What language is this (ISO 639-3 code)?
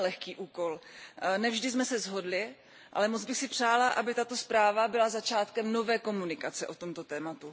ces